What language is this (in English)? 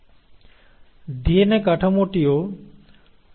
Bangla